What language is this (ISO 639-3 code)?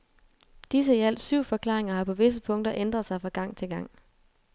dan